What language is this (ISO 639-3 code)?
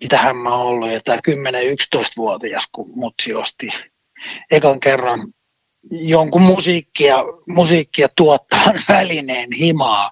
fin